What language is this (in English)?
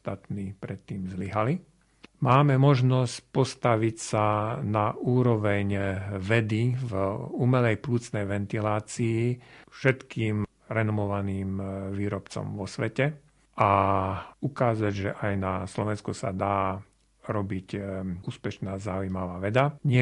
Slovak